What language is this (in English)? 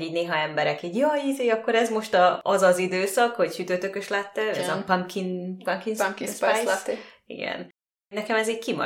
Hungarian